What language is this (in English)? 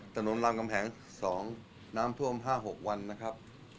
Thai